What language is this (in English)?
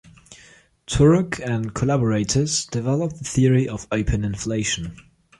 English